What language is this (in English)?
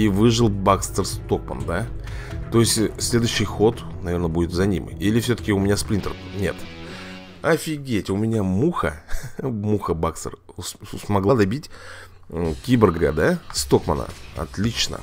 Russian